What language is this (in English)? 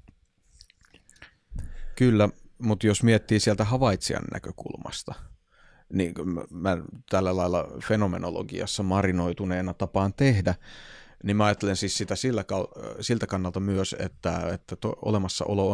Finnish